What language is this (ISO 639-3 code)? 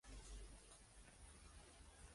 spa